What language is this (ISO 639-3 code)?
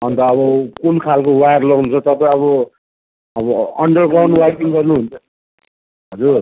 nep